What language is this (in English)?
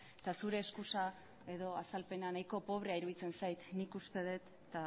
Basque